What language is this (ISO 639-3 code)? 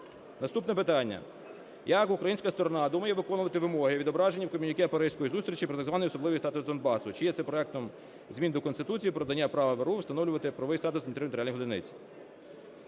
ukr